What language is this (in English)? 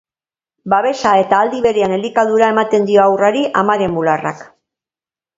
Basque